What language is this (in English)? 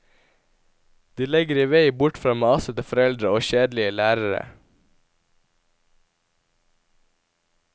Norwegian